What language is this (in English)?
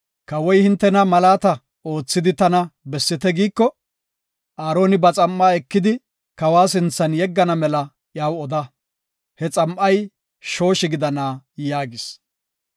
Gofa